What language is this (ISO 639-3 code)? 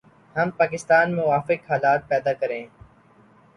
urd